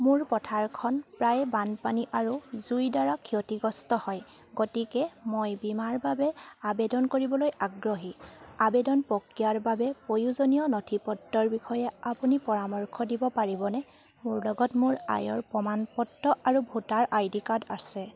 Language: Assamese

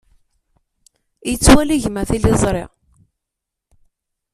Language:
Kabyle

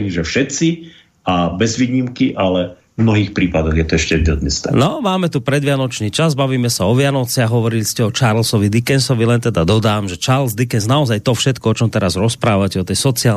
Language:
Slovak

